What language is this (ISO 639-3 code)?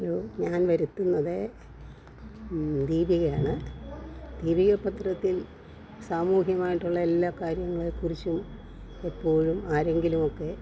mal